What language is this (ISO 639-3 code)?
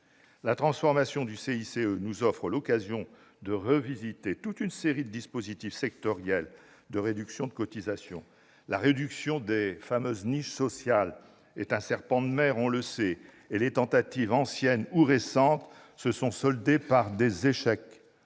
fra